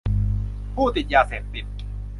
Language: Thai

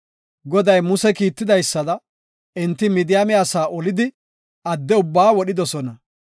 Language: Gofa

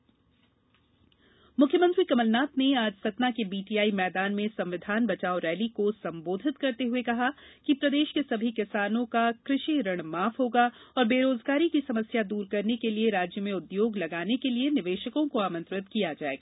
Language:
Hindi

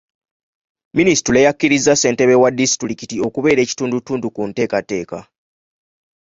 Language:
Ganda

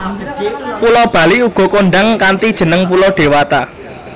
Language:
Javanese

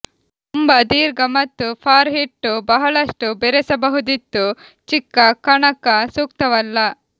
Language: Kannada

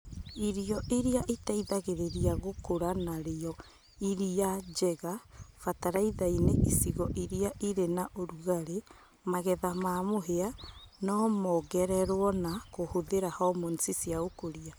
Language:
Kikuyu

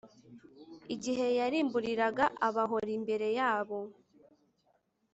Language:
Kinyarwanda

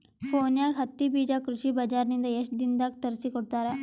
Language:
Kannada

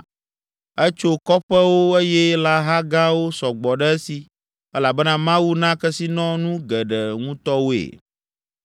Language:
Ewe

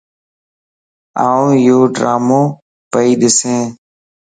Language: Lasi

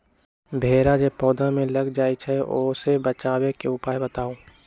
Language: Magahi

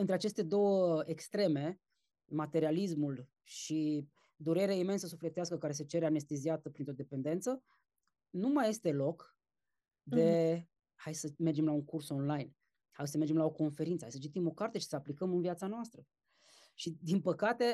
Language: Romanian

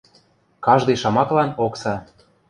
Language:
Western Mari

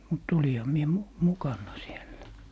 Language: Finnish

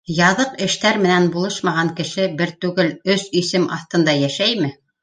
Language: Bashkir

